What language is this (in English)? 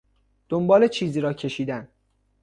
Persian